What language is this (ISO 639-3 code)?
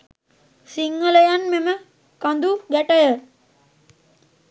sin